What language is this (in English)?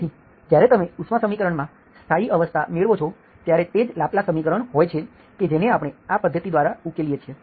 Gujarati